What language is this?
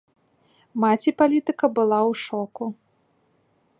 Belarusian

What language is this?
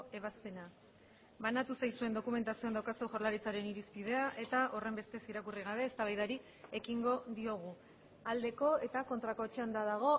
Basque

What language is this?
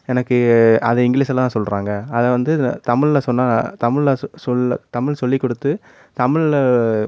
Tamil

